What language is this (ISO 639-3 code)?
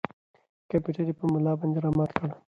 pus